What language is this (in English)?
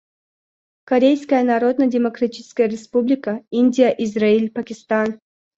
Russian